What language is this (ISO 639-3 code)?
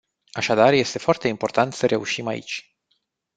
ron